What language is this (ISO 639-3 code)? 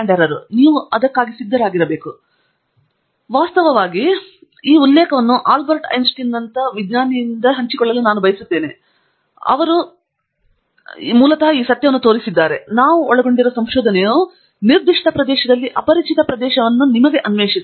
kan